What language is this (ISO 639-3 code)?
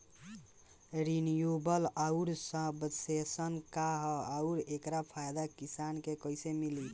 bho